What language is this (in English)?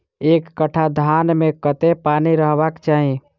Maithili